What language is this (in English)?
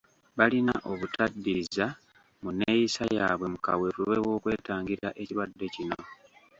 Ganda